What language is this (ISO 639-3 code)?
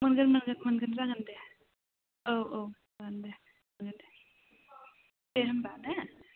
brx